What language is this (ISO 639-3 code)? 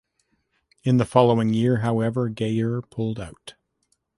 eng